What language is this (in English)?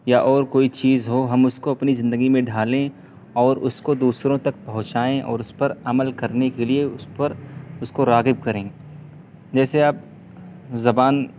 Urdu